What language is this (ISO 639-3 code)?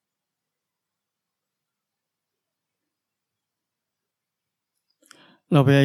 tha